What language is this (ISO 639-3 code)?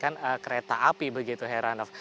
ind